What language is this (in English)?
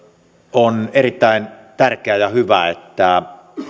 Finnish